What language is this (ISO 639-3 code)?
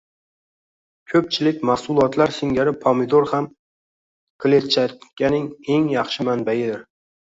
uzb